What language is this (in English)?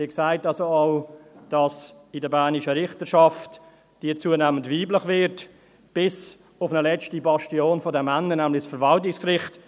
Swiss German